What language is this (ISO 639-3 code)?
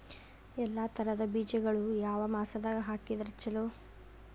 kan